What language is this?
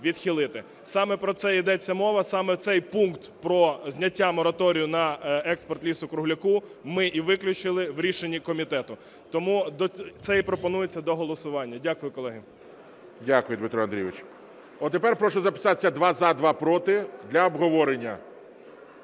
Ukrainian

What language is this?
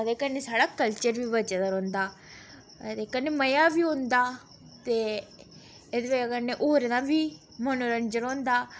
Dogri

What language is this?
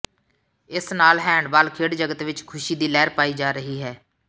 Punjabi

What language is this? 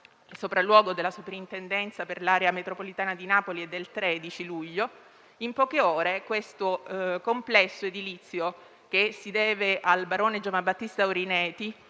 Italian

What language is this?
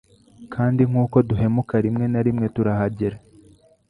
Kinyarwanda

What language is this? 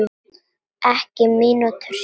Icelandic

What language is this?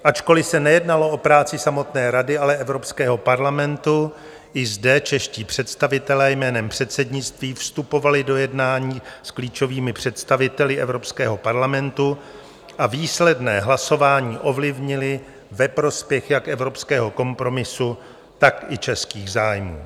Czech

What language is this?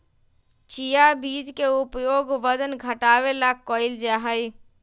Magahi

